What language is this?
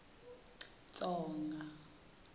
Tsonga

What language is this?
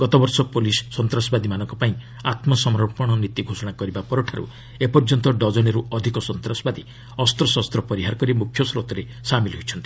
Odia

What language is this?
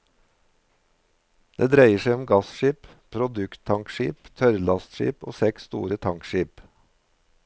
Norwegian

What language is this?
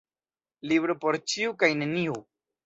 Esperanto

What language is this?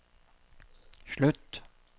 Norwegian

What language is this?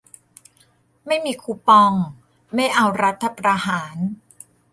Thai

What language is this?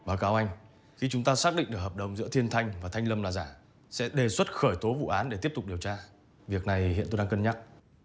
Vietnamese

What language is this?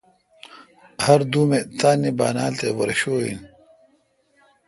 Kalkoti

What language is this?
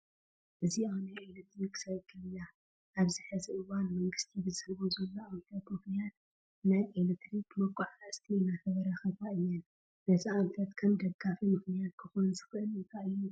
Tigrinya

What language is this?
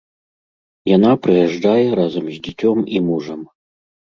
Belarusian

